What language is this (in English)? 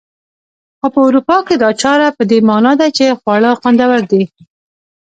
Pashto